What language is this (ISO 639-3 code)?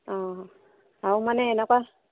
asm